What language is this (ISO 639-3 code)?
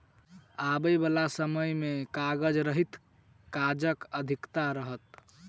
mai